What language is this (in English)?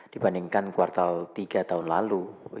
Indonesian